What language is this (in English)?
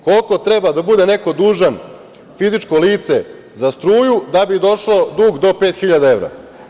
Serbian